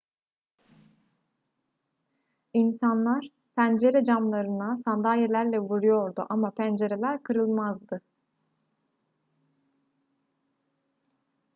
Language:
Turkish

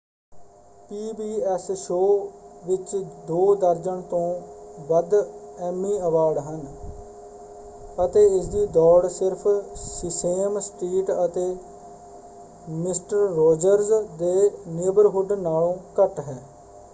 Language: Punjabi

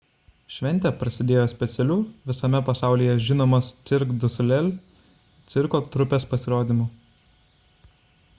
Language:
Lithuanian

